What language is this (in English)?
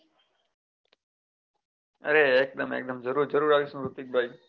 Gujarati